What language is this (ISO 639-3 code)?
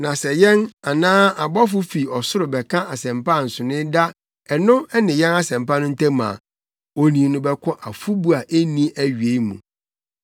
aka